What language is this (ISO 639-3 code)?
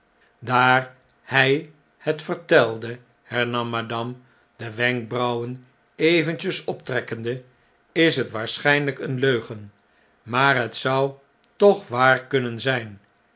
nld